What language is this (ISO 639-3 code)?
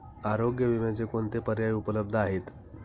mar